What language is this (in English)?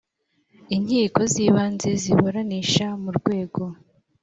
Kinyarwanda